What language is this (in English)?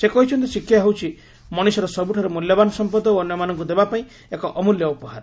Odia